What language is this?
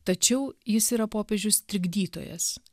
Lithuanian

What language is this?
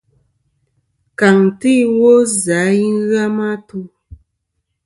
Kom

